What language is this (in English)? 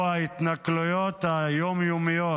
Hebrew